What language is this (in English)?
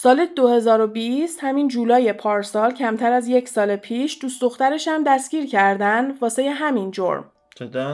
Persian